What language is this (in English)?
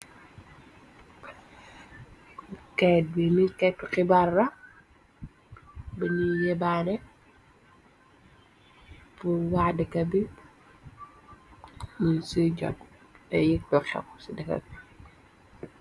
Wolof